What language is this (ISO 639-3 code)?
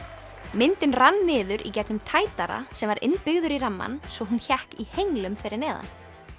isl